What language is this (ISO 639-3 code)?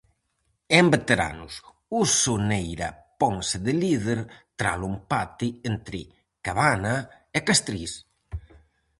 glg